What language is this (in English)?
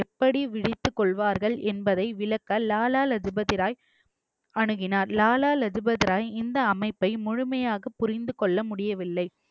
Tamil